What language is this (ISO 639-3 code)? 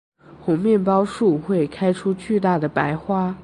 zho